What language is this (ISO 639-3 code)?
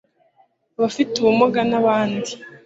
kin